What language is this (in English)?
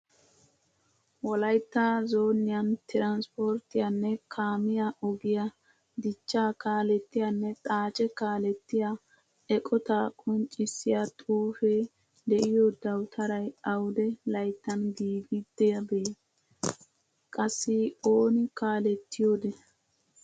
Wolaytta